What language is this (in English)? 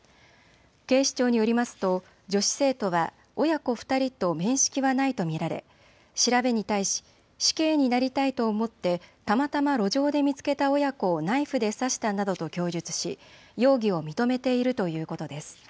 Japanese